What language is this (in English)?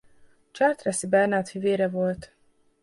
Hungarian